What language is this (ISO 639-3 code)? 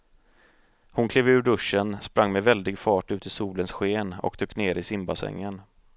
swe